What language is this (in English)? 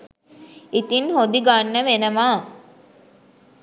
Sinhala